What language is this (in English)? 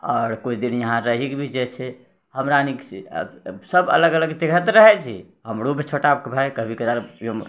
Maithili